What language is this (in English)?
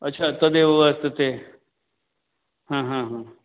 Sanskrit